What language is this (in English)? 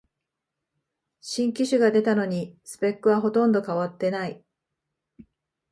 Japanese